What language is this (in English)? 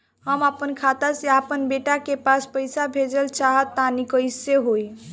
Bhojpuri